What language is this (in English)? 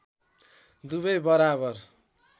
Nepali